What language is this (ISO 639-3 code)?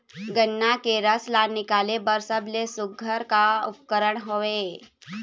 hne